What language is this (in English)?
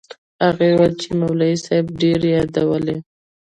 Pashto